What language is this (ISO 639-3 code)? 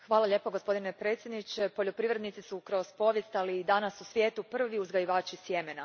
hrv